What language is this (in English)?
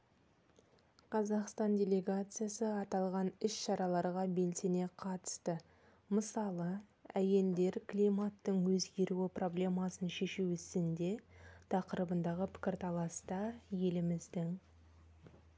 Kazakh